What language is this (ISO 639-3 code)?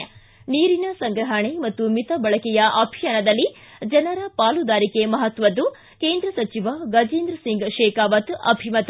kan